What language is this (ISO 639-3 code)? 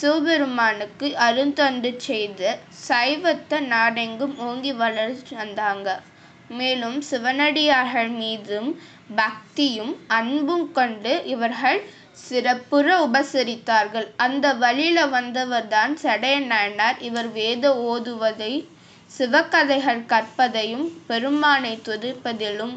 tam